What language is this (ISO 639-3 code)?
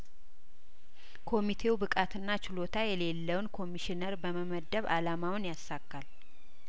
amh